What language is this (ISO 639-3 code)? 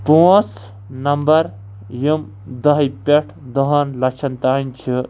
kas